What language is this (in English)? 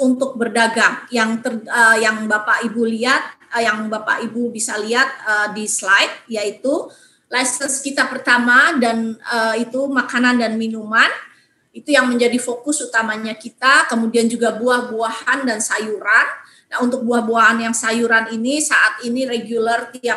Indonesian